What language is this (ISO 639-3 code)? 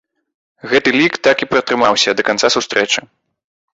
bel